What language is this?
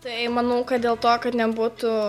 Lithuanian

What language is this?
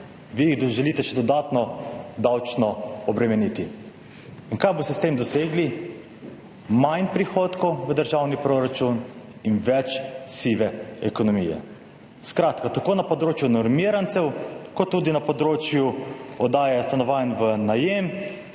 Slovenian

